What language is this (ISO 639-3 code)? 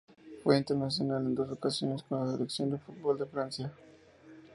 spa